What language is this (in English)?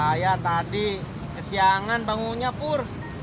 Indonesian